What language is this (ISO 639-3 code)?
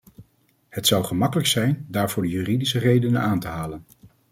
nld